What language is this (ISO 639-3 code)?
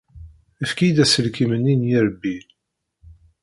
kab